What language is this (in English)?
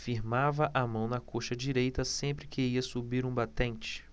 Portuguese